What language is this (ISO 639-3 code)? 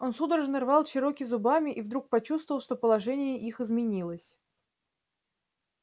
rus